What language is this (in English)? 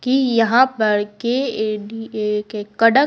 Hindi